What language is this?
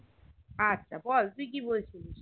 Bangla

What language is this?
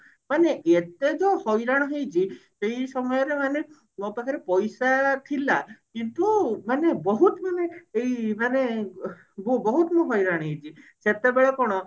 Odia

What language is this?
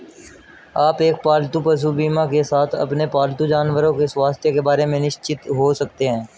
Hindi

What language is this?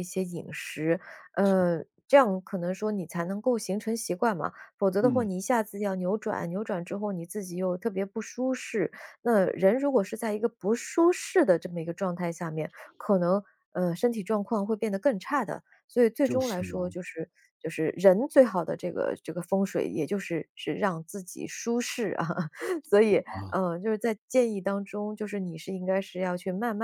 Chinese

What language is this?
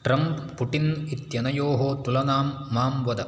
Sanskrit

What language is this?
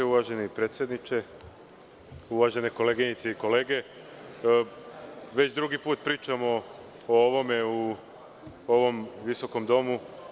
Serbian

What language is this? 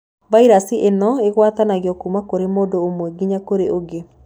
Kikuyu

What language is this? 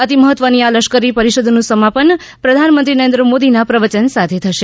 Gujarati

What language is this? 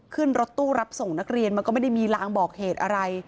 Thai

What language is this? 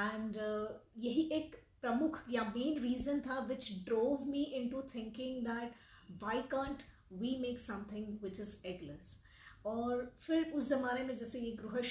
Hindi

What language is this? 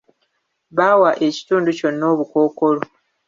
Ganda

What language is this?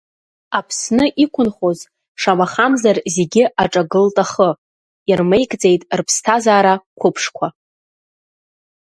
Abkhazian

